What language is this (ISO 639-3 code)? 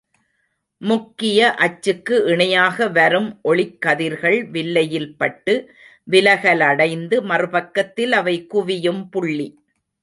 tam